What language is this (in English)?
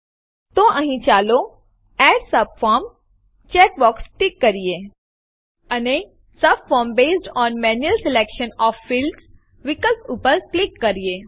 Gujarati